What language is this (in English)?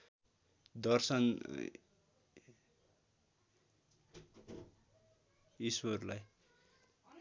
Nepali